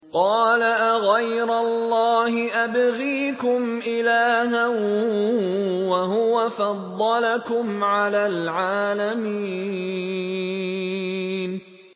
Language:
Arabic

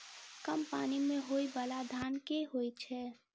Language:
Maithili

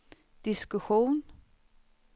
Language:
Swedish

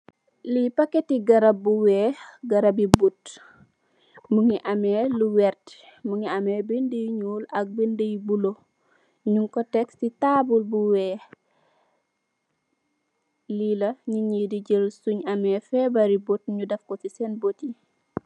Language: Wolof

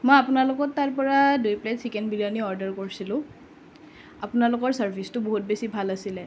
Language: Assamese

